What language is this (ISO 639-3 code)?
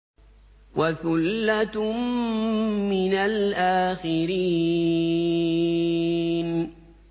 ara